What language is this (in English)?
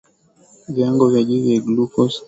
Swahili